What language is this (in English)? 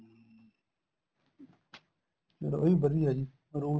Punjabi